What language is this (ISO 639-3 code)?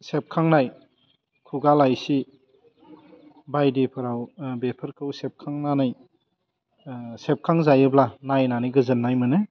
brx